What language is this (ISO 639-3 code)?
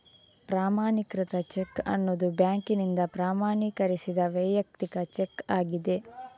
kan